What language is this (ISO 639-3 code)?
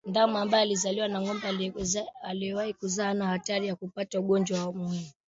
swa